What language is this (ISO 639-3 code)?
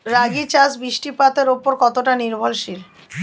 ben